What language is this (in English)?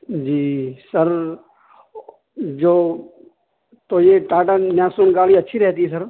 Urdu